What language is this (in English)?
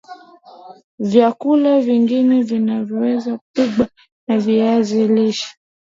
Swahili